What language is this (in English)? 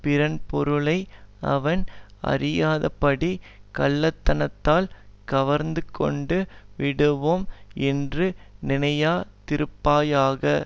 Tamil